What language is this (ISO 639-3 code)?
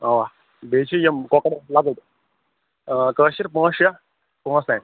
kas